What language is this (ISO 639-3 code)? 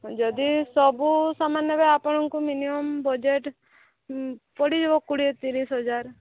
ori